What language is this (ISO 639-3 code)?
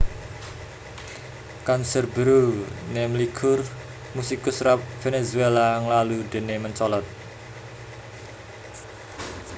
jav